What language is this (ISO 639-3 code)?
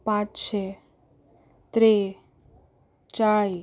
kok